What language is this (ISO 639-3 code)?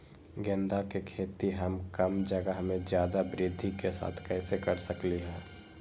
mag